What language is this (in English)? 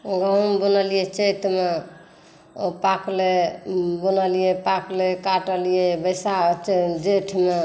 Maithili